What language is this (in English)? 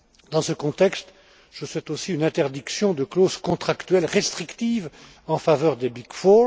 French